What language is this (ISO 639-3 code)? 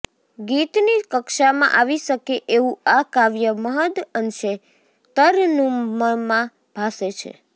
guj